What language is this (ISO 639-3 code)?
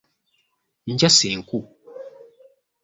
lug